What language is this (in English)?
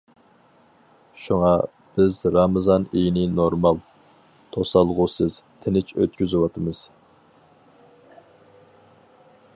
Uyghur